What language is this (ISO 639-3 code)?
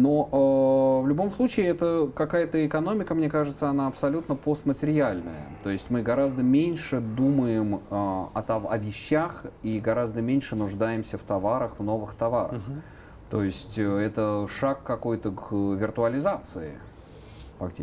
rus